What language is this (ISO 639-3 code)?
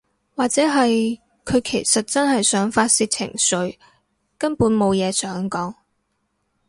yue